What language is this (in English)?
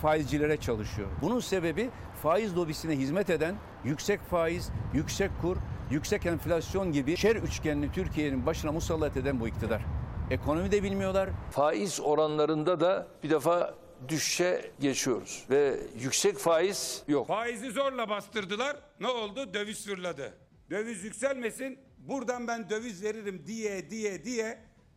Turkish